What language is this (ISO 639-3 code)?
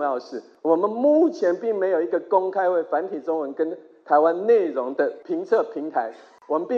zho